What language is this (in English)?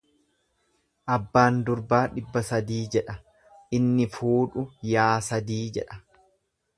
Oromo